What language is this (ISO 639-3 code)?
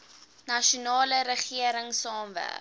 afr